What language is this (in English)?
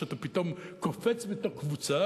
Hebrew